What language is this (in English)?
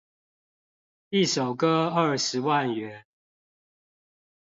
Chinese